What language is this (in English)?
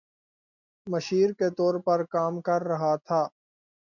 Urdu